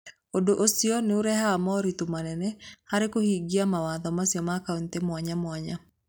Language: Kikuyu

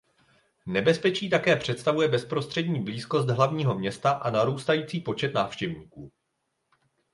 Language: Czech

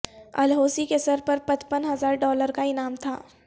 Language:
Urdu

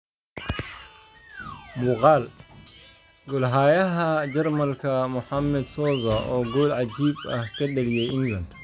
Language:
Somali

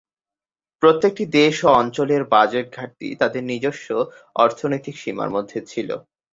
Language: Bangla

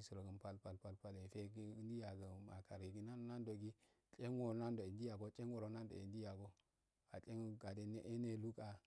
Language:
Afade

